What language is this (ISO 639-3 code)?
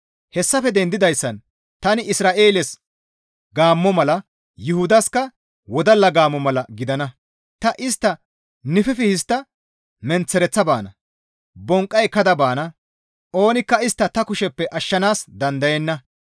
gmv